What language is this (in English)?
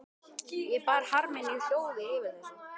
Icelandic